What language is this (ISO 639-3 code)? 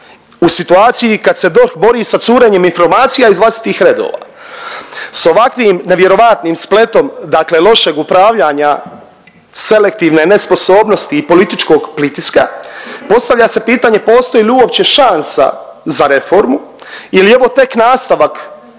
hrv